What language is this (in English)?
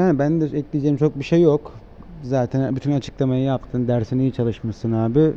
Turkish